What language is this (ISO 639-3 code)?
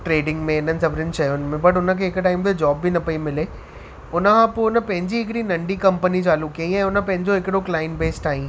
snd